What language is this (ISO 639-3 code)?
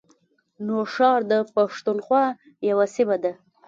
pus